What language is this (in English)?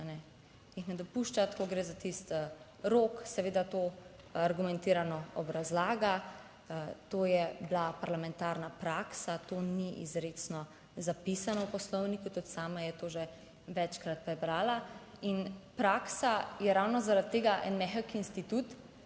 Slovenian